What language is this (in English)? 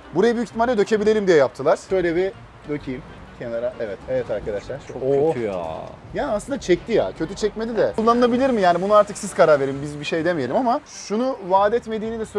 Turkish